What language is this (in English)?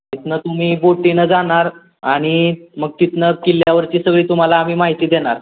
Marathi